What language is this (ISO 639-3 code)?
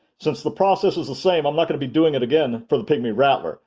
eng